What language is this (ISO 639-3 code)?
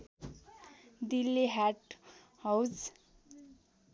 nep